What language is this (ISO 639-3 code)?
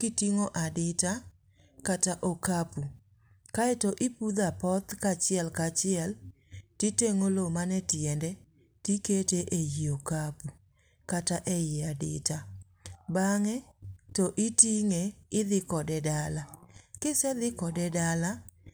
luo